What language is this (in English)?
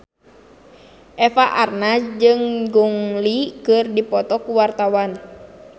Sundanese